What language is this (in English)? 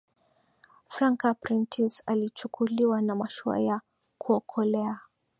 Swahili